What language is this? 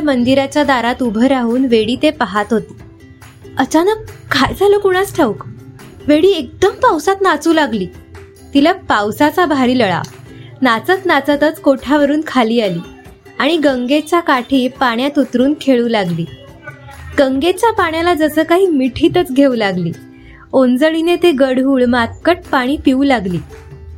Marathi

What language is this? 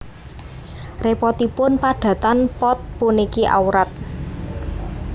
Javanese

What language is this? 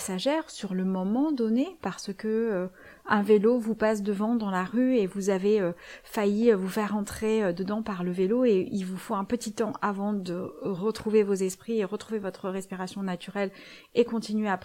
French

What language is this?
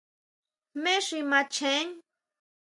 Huautla Mazatec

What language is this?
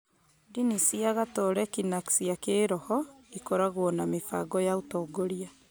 Kikuyu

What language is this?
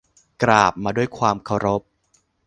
Thai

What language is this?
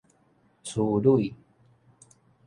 Min Nan Chinese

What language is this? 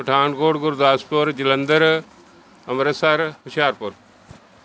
Punjabi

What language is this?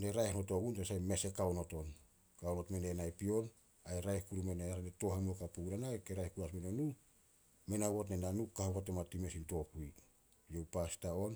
Solos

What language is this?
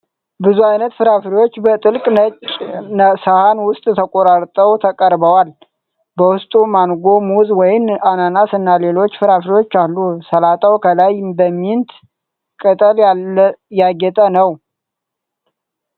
Amharic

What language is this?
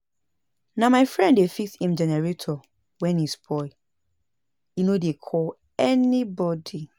Nigerian Pidgin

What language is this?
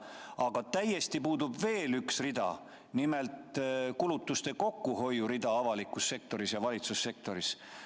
Estonian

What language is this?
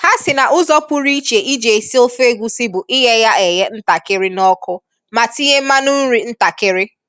Igbo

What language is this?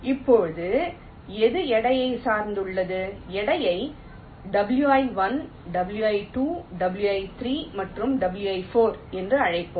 Tamil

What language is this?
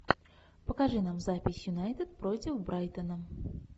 Russian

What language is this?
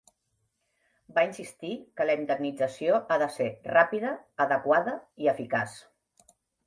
Catalan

